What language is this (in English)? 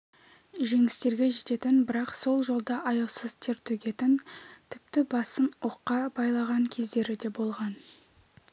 Kazakh